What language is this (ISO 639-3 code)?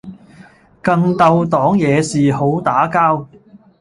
yue